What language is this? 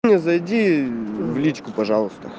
Russian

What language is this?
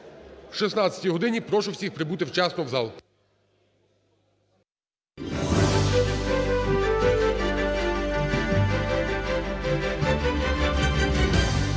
Ukrainian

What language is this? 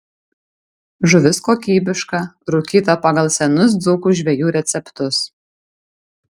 Lithuanian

